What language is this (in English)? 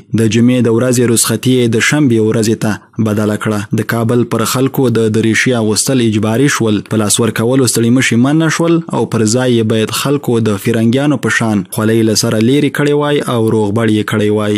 Persian